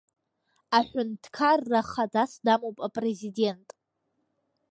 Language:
Abkhazian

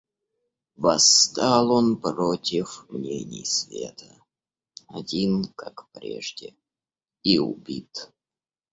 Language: Russian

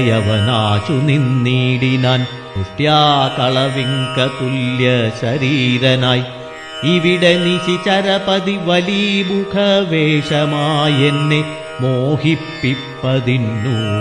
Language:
Malayalam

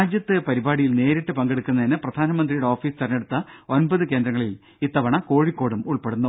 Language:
Malayalam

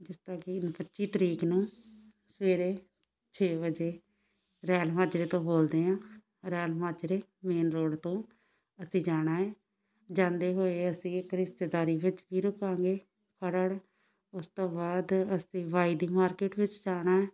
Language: Punjabi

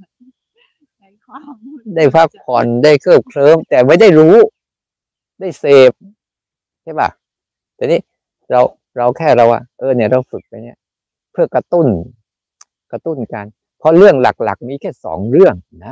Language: Thai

